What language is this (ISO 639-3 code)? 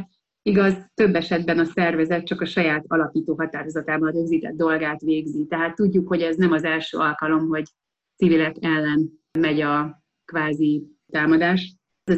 hun